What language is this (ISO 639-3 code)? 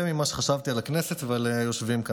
heb